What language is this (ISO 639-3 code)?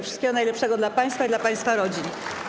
pol